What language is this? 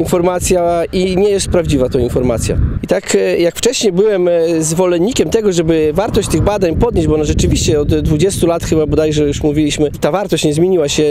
Polish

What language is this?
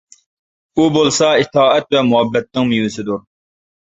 Uyghur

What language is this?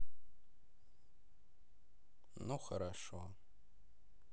Russian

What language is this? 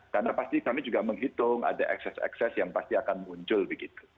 Indonesian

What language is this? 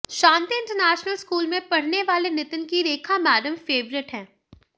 Hindi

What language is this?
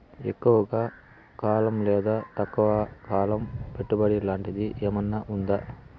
Telugu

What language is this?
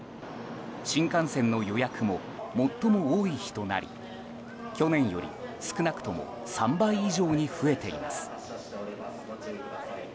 Japanese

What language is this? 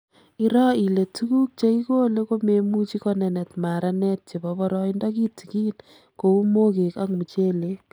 Kalenjin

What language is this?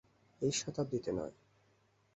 Bangla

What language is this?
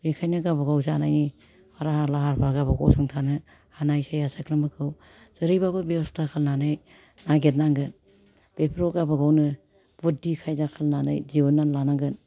Bodo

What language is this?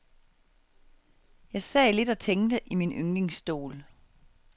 Danish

